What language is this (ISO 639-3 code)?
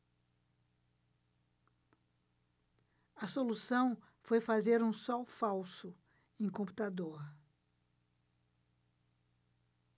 por